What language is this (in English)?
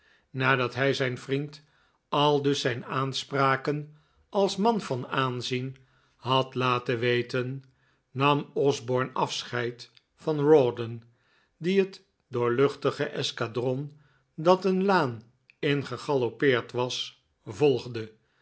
Dutch